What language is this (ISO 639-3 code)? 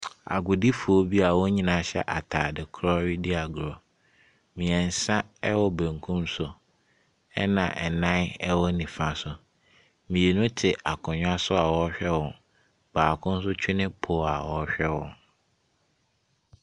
aka